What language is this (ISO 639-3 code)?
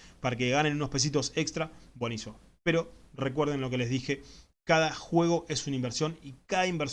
spa